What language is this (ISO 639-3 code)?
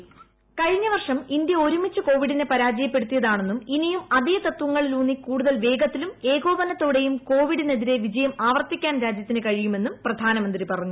mal